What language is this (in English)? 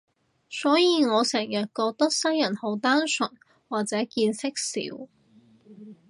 Cantonese